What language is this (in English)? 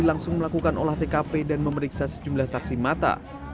Indonesian